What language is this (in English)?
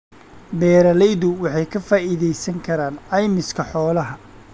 Somali